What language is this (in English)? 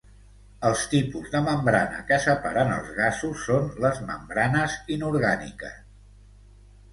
Catalan